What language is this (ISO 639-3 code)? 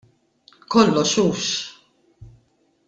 mlt